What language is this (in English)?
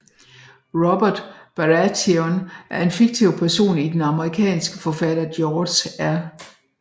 Danish